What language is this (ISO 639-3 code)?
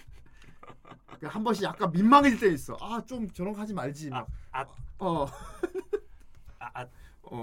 kor